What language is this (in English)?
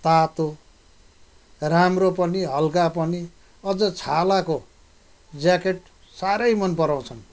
Nepali